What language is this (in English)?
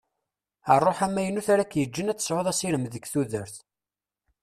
Kabyle